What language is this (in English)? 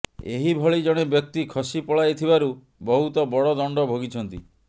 Odia